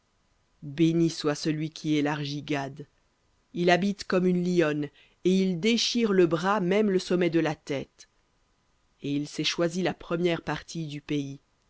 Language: French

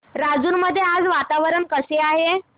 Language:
Marathi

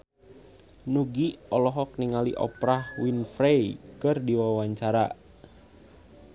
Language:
Sundanese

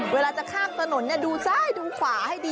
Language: Thai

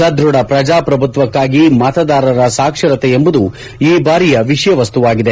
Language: Kannada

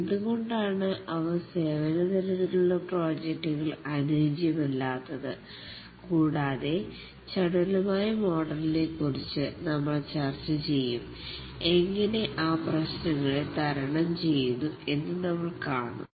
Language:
Malayalam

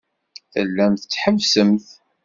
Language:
Kabyle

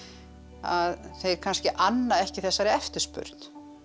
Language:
Icelandic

